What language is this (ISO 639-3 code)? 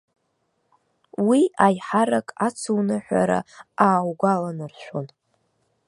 abk